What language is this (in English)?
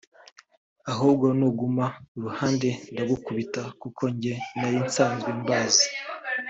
Kinyarwanda